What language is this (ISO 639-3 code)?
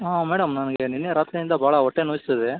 kan